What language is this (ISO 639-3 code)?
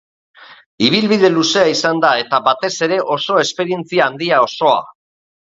eus